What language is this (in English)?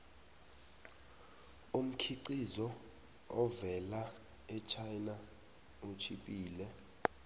South Ndebele